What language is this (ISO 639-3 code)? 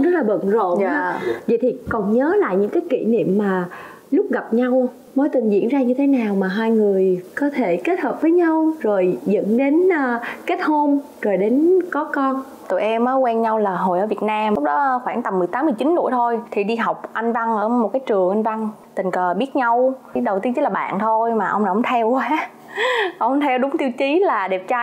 vie